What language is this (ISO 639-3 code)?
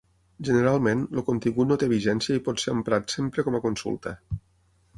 cat